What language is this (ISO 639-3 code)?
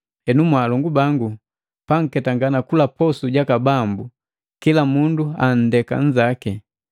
mgv